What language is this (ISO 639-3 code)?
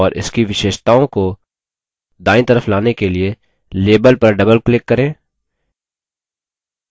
hin